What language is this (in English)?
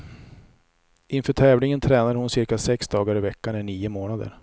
Swedish